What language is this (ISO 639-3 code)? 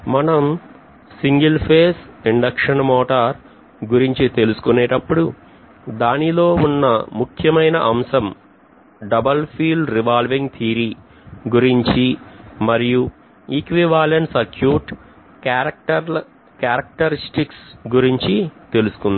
tel